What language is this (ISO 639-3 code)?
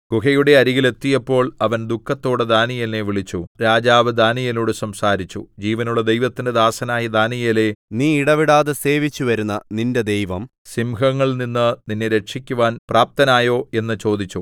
mal